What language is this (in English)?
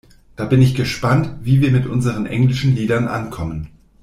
German